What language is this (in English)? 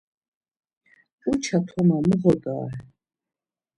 Laz